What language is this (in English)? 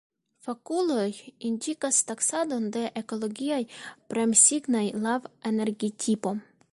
Esperanto